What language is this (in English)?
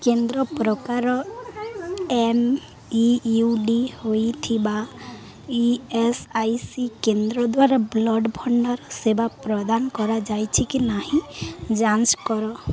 Odia